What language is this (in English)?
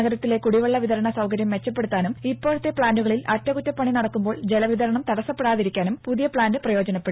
Malayalam